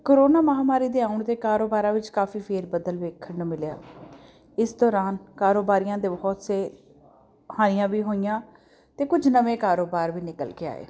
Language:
Punjabi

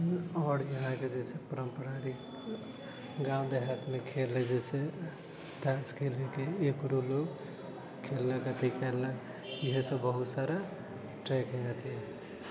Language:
Maithili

